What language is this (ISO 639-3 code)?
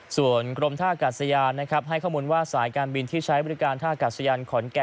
tha